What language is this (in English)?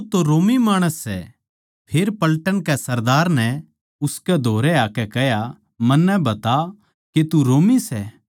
Haryanvi